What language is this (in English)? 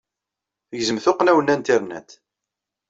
Kabyle